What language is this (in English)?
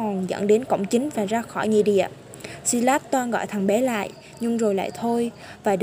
Vietnamese